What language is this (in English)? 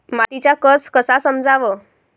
Marathi